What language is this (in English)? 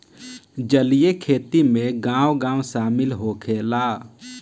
Bhojpuri